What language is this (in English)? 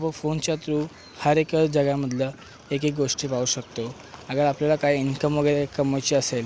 Marathi